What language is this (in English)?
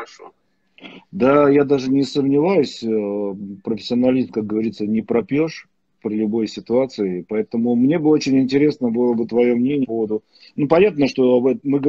Russian